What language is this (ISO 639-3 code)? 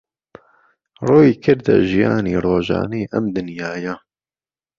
ckb